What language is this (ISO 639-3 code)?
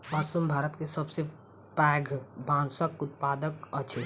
mai